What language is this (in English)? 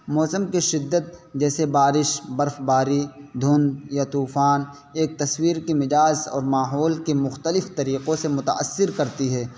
Urdu